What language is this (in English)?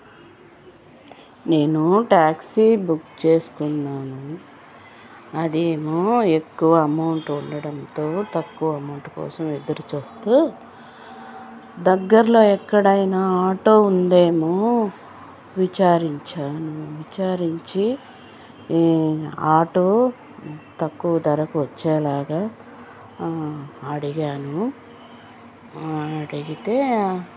Telugu